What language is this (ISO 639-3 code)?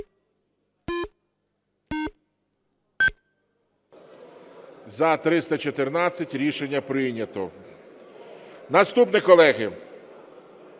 ukr